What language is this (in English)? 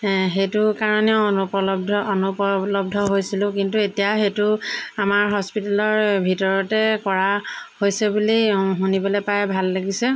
Assamese